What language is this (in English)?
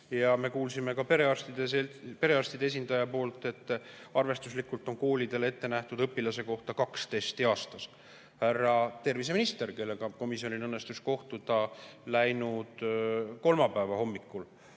Estonian